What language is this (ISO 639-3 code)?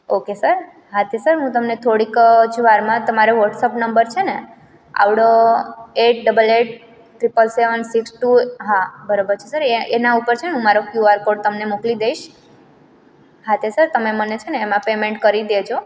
guj